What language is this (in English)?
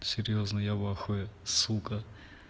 Russian